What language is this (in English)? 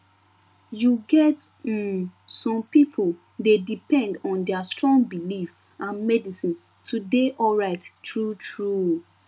Nigerian Pidgin